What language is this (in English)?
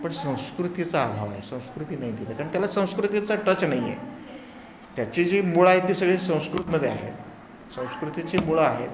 Marathi